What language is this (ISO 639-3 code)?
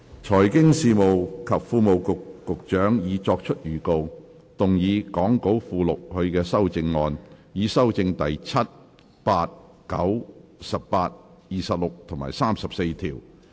yue